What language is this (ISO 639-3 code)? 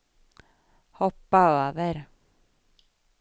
swe